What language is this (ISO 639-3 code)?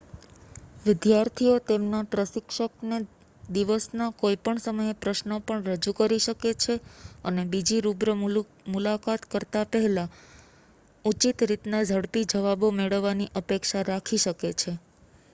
guj